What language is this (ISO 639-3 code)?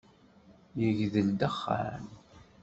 kab